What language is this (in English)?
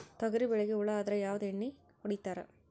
Kannada